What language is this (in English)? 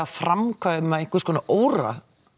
Icelandic